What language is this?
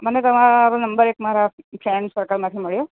Gujarati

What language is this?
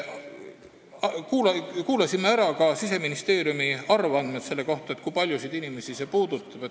Estonian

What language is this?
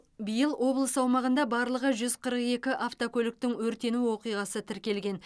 Kazakh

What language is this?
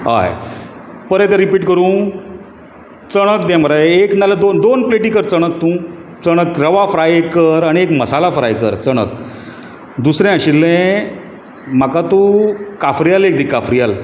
Konkani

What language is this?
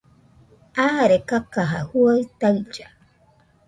Nüpode Huitoto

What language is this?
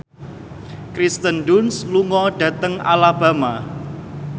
Javanese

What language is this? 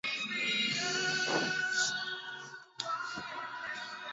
Swahili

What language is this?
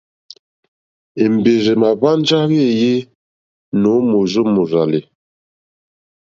Mokpwe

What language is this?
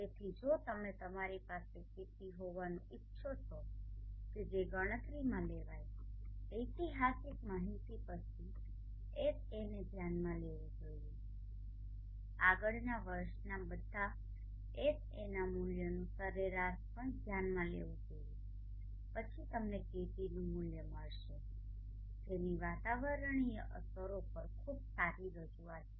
Gujarati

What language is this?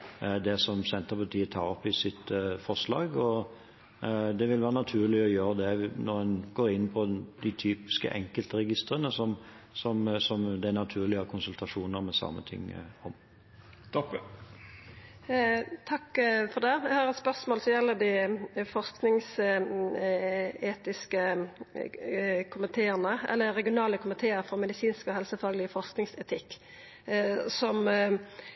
Norwegian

